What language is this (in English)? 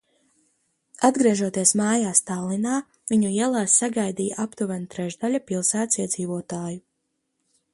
Latvian